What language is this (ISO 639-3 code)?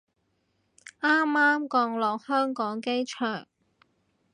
yue